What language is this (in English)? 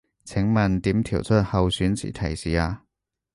Cantonese